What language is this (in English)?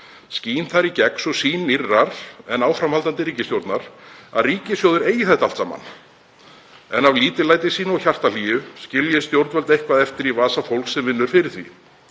Icelandic